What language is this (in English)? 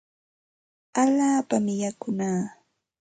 Santa Ana de Tusi Pasco Quechua